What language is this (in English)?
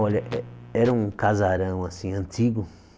Portuguese